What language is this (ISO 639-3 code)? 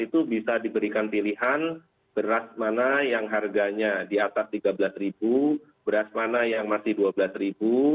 ind